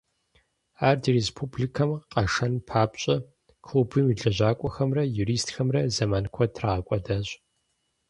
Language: Kabardian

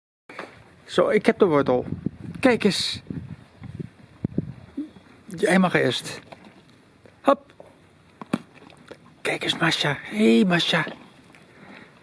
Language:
Dutch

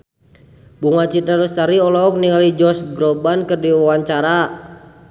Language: Sundanese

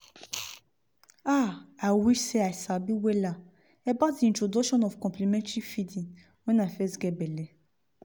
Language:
Nigerian Pidgin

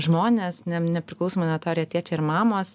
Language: Lithuanian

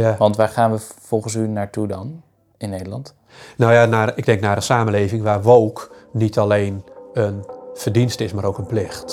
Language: Dutch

